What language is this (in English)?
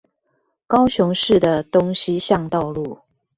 Chinese